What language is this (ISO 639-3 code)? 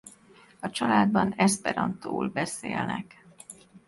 hun